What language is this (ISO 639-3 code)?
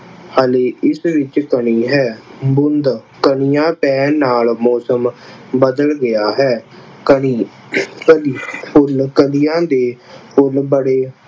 pan